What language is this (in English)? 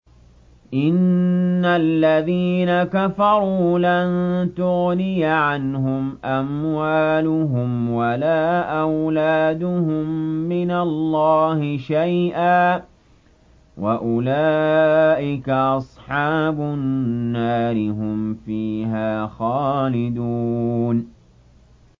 Arabic